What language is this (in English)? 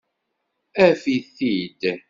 Kabyle